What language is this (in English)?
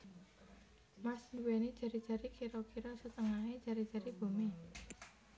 Javanese